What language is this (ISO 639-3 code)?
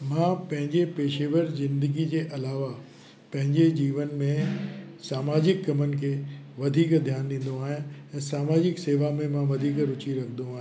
snd